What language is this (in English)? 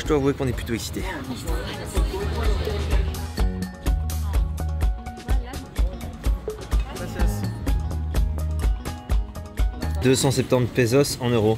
French